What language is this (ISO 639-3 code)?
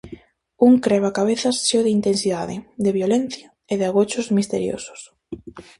glg